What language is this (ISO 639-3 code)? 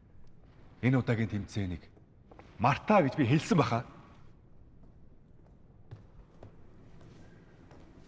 kor